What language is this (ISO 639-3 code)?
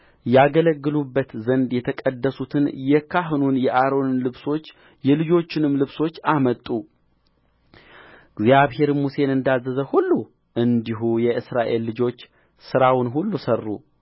amh